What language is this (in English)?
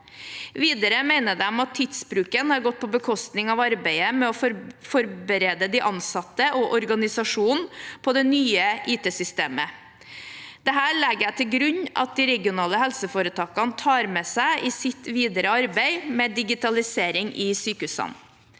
Norwegian